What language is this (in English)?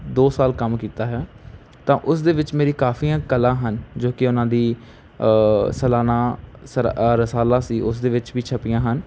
Punjabi